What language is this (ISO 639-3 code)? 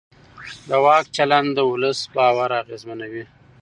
pus